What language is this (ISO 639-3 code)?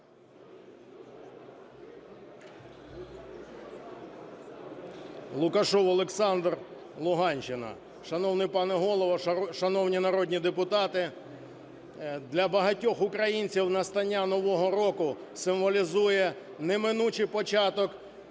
ukr